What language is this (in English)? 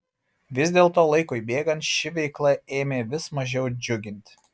Lithuanian